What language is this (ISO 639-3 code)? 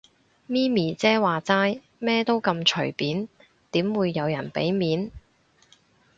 yue